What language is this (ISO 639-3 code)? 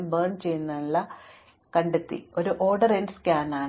mal